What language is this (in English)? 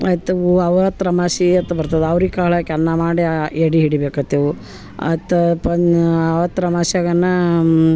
Kannada